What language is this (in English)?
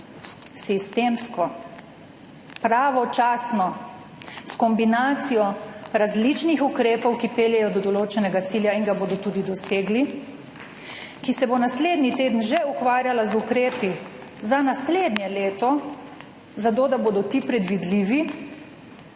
Slovenian